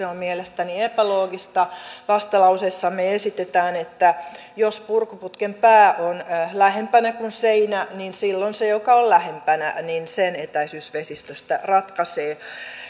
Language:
Finnish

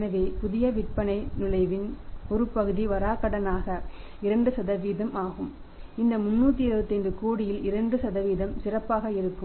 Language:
Tamil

